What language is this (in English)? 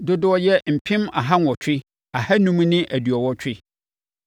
Akan